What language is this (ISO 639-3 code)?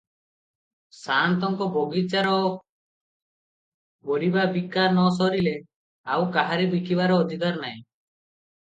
ori